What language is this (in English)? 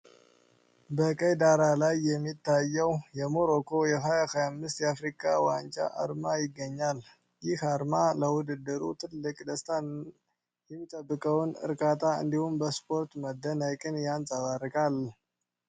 Amharic